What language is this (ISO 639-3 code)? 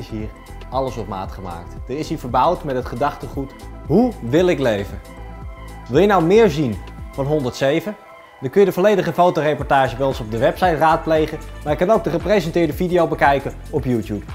nld